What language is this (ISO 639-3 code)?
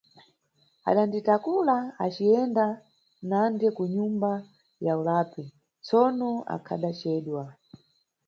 nyu